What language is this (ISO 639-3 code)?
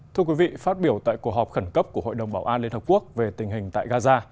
vie